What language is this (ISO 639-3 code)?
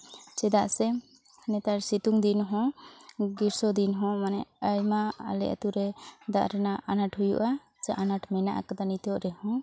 sat